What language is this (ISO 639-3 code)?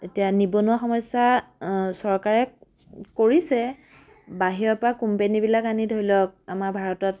asm